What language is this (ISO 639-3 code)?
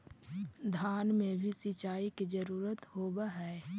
mag